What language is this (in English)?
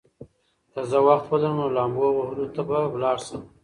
Pashto